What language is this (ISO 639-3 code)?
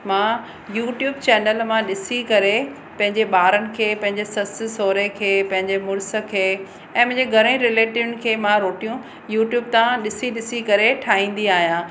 snd